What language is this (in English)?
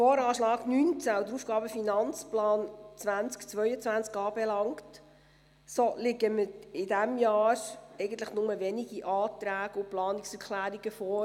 Swiss German